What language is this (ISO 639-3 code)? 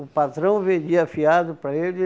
por